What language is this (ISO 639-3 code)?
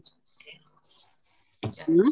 ori